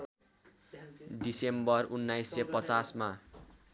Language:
Nepali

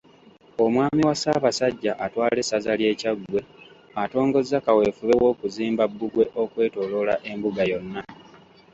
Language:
Ganda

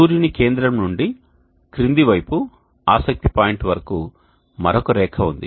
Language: Telugu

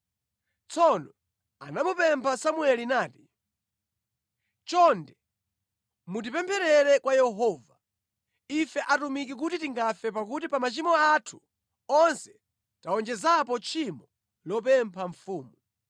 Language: Nyanja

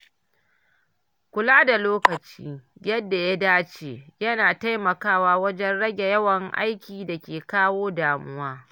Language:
Hausa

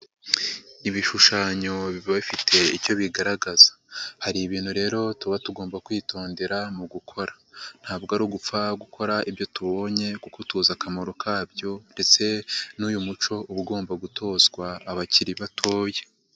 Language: Kinyarwanda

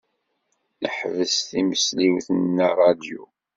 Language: Kabyle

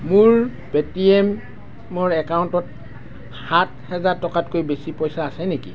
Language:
Assamese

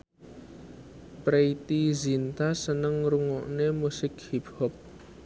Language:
Javanese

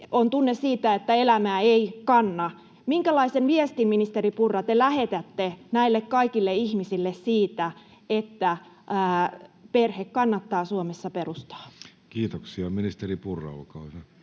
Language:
Finnish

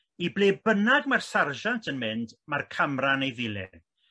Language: Welsh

